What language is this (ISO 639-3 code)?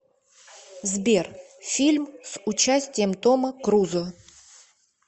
rus